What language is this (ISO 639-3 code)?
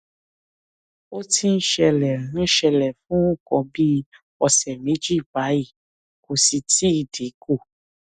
yor